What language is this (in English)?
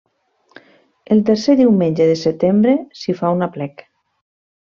Catalan